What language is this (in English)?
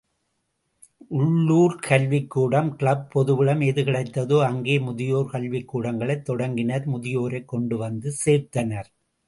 Tamil